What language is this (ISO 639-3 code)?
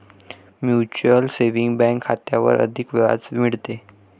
mar